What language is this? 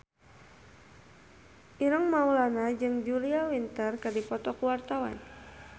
Sundanese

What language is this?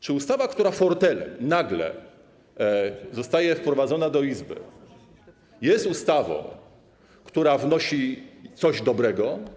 Polish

